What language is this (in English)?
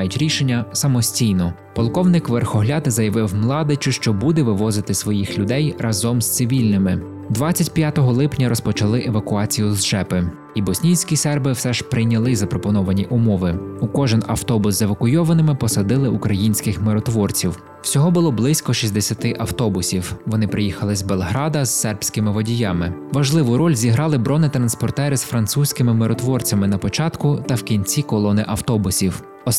Ukrainian